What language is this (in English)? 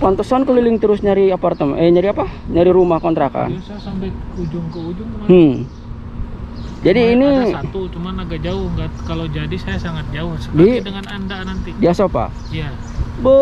Indonesian